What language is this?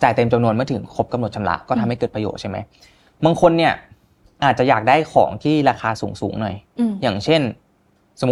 Thai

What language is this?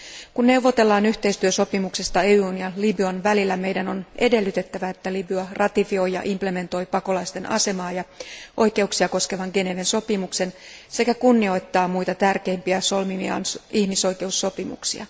Finnish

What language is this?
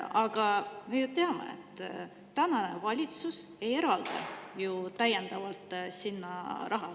Estonian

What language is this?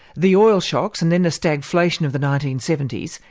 English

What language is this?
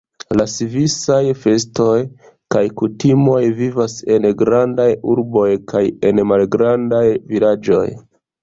Esperanto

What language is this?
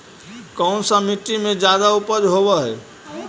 Magahi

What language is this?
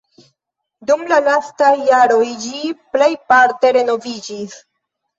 Esperanto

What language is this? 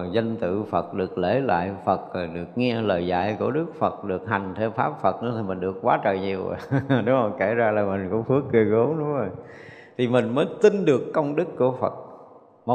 Vietnamese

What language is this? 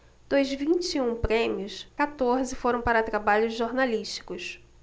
Portuguese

